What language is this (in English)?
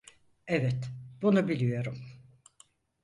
Turkish